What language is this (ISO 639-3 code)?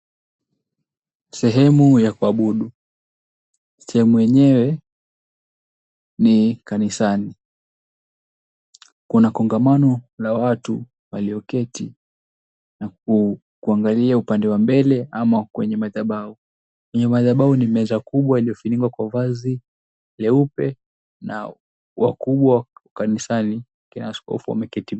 swa